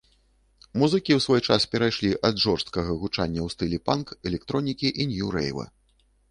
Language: Belarusian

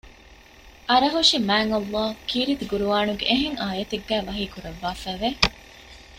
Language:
Divehi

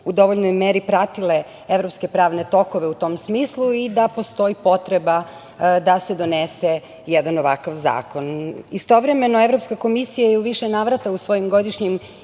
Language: Serbian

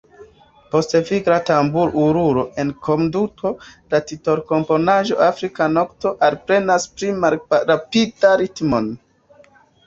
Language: Esperanto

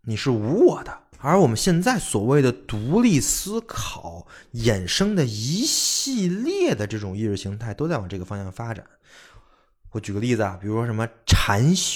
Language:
Chinese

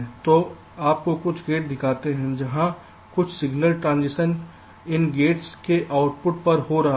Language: Hindi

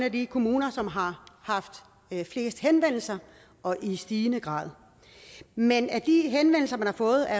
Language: Danish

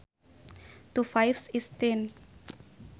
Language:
Sundanese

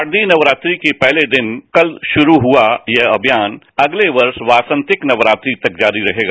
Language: Hindi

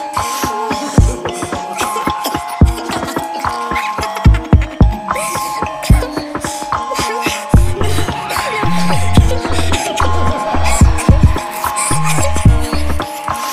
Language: English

